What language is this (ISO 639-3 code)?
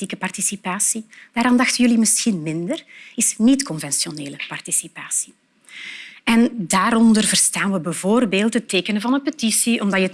nld